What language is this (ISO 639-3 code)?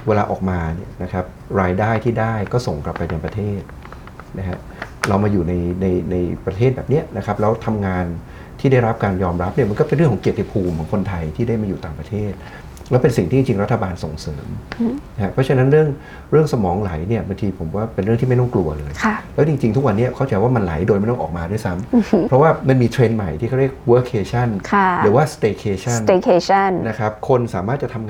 tha